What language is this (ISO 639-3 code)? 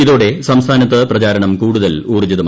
mal